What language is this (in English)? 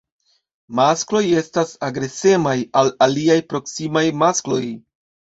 Esperanto